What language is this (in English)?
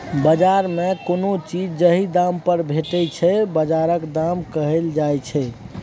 Maithili